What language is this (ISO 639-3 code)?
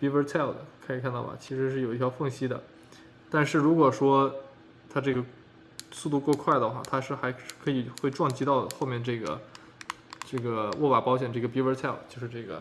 zho